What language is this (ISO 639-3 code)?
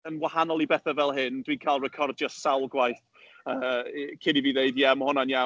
cym